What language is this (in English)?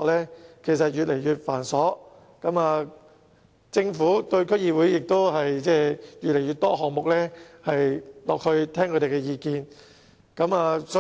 Cantonese